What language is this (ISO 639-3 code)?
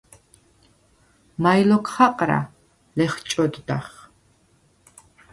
sva